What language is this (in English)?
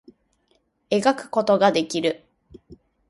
Japanese